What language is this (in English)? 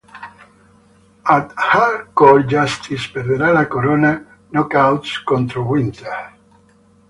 Italian